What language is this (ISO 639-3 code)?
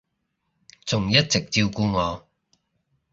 yue